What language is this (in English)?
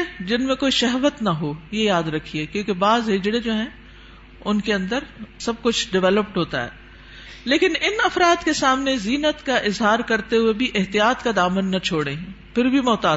Urdu